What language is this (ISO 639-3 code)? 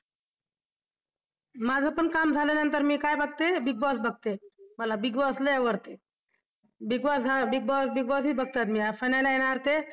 mar